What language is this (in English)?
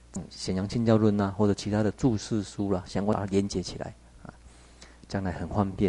Chinese